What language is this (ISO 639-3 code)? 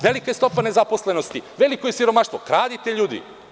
srp